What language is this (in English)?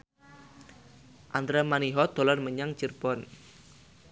Javanese